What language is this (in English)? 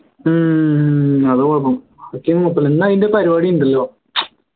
Malayalam